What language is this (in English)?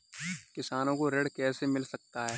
Hindi